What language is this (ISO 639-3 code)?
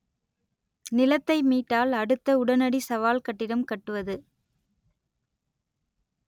tam